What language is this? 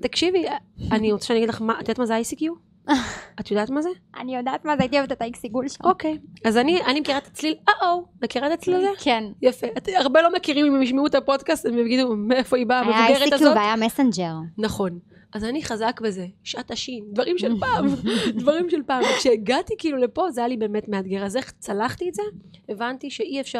Hebrew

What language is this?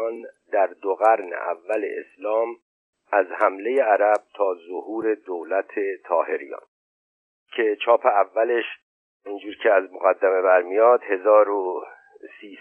Persian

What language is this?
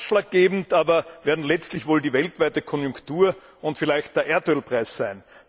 German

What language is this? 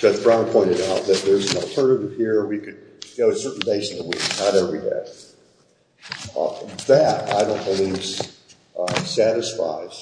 English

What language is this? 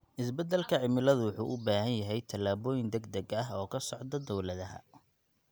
Somali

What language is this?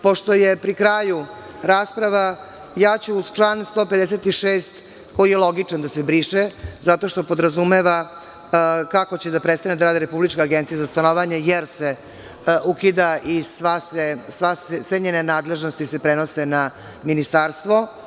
Serbian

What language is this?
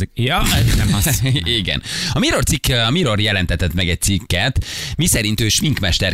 Hungarian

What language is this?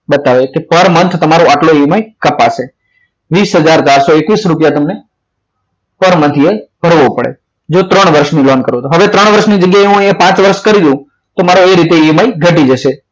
Gujarati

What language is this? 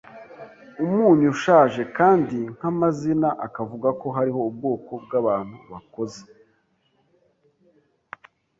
Kinyarwanda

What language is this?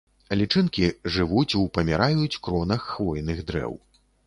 Belarusian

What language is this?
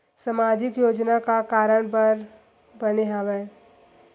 Chhattisgarhi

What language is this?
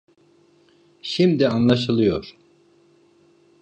Turkish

